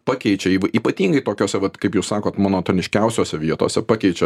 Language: Lithuanian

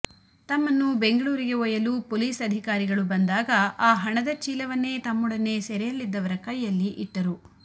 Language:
Kannada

